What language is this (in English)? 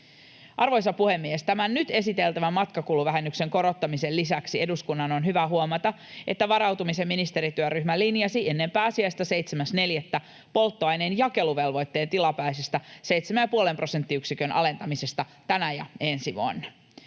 Finnish